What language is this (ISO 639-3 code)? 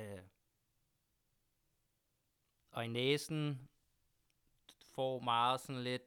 dan